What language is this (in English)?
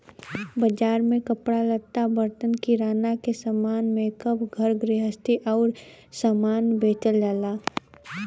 Bhojpuri